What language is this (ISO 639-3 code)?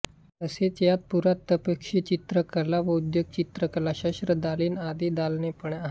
mar